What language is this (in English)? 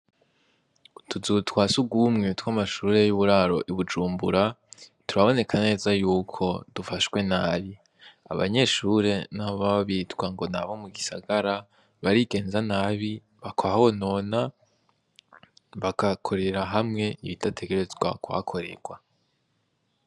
Rundi